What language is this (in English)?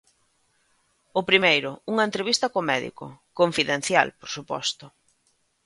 Galician